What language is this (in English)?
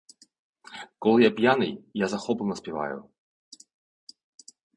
Ukrainian